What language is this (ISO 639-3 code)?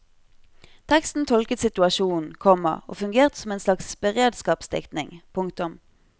nor